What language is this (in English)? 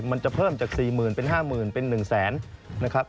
Thai